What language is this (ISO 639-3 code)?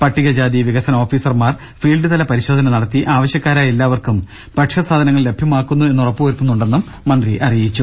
mal